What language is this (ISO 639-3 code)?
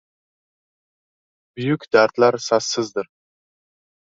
uzb